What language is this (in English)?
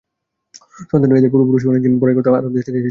Bangla